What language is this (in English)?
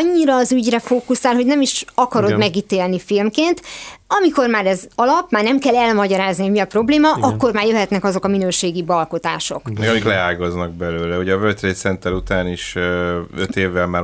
Hungarian